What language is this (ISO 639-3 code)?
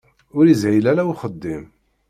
kab